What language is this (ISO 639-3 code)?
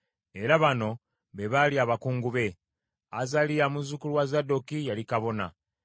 lug